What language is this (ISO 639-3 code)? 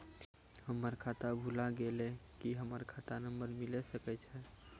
mai